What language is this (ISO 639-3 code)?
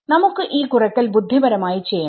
mal